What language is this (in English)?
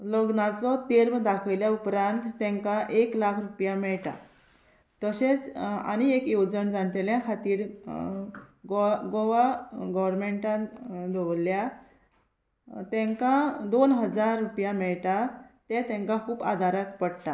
Konkani